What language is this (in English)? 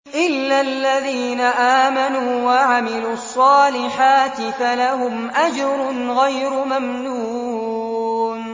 Arabic